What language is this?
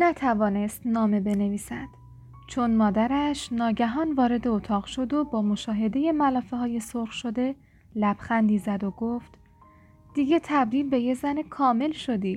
Persian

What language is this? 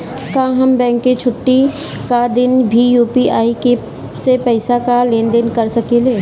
Bhojpuri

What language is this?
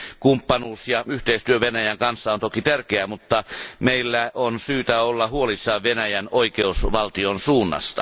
Finnish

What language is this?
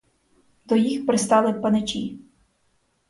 Ukrainian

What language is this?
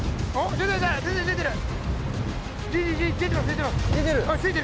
Japanese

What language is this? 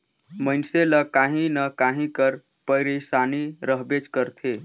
Chhattisgarhi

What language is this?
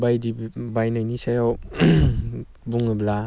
Bodo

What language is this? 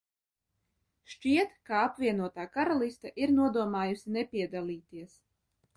Latvian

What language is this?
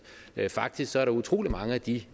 Danish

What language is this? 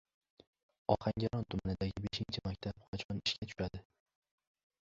Uzbek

